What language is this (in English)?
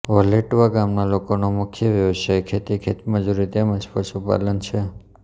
Gujarati